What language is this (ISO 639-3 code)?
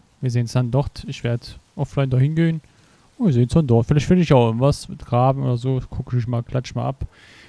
deu